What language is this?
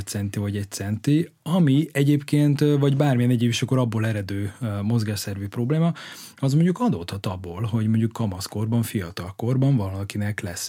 Hungarian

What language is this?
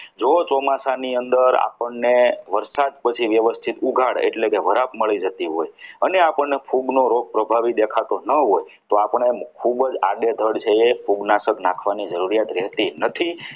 Gujarati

